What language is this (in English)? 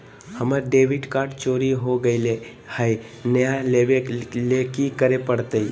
Magahi